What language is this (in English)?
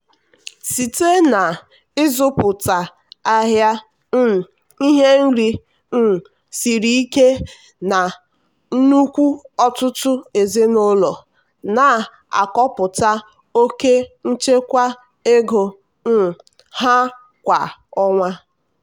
Igbo